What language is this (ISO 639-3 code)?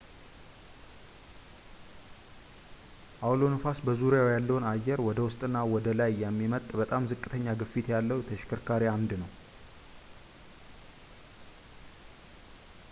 amh